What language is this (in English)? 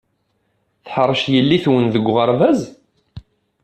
Kabyle